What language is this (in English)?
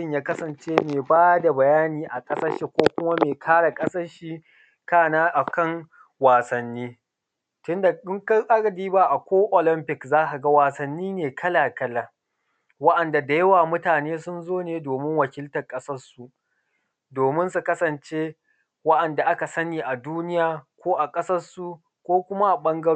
Hausa